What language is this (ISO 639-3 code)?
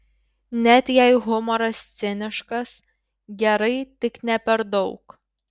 lit